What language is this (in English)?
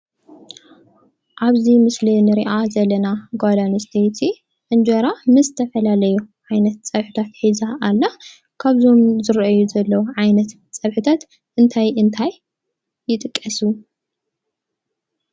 Tigrinya